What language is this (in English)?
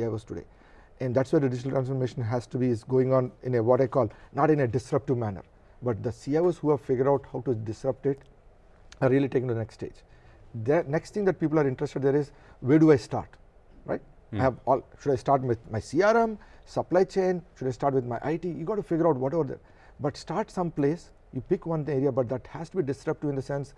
English